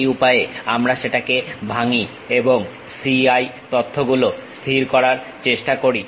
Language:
Bangla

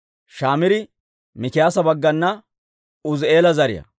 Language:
Dawro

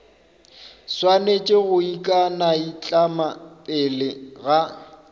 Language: Northern Sotho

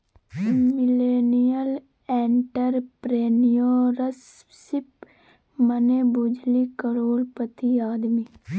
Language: Maithili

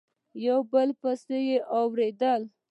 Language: Pashto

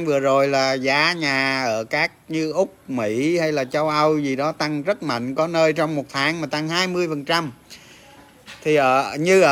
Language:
Vietnamese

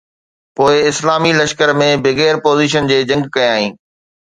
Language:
Sindhi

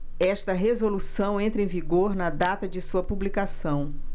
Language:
Portuguese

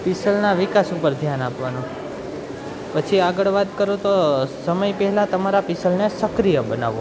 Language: Gujarati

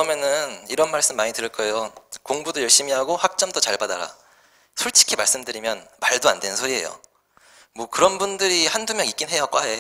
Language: Korean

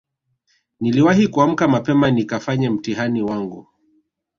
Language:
Swahili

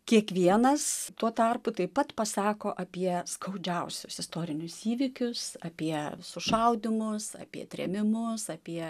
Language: Lithuanian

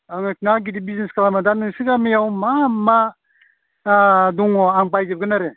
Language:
Bodo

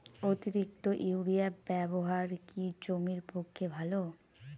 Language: Bangla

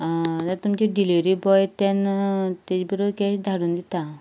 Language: Konkani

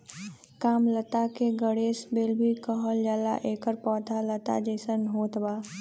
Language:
Bhojpuri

